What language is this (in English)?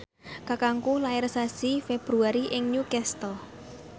Javanese